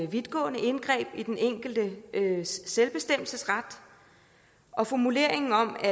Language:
Danish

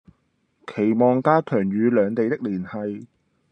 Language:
Cantonese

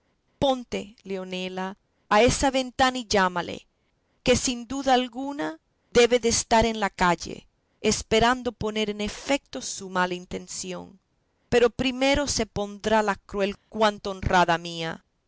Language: Spanish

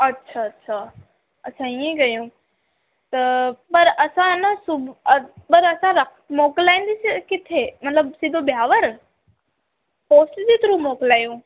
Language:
Sindhi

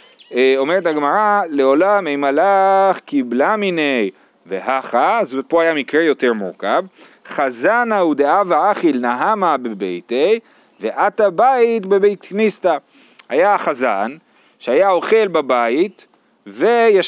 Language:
Hebrew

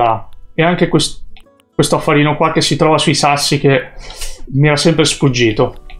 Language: Italian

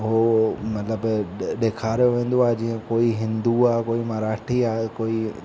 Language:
Sindhi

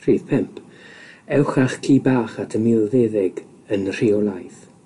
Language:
Welsh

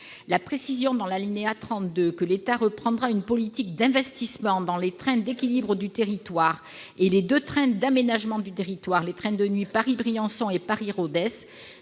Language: French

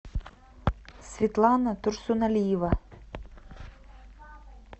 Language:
Russian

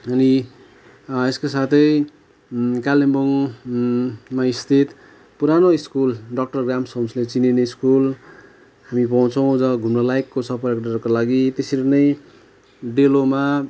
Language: Nepali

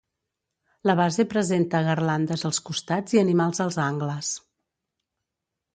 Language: Catalan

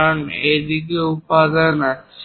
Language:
Bangla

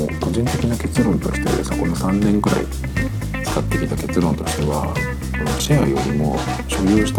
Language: Japanese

